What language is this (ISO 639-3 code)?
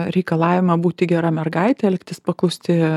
lit